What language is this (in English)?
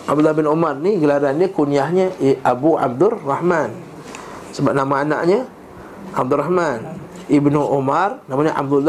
Malay